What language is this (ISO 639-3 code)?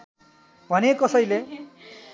nep